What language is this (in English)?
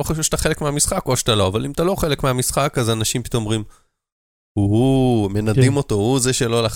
Hebrew